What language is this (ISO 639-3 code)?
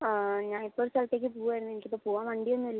mal